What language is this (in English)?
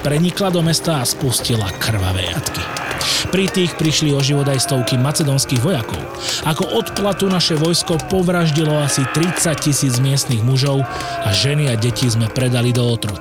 Slovak